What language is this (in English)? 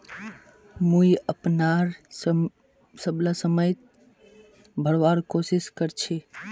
Magahi